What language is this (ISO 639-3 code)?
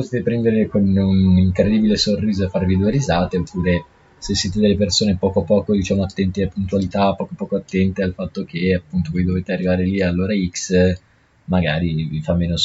ita